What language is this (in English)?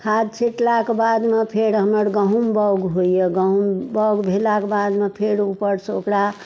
Maithili